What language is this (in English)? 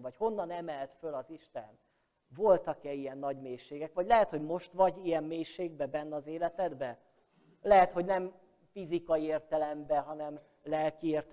Hungarian